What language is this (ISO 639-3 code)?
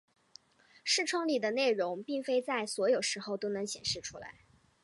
zho